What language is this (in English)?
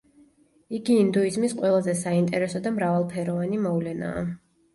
Georgian